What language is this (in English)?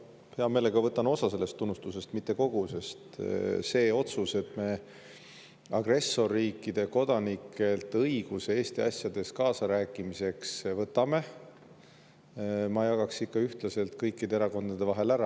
Estonian